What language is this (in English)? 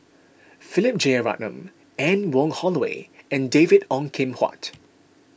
English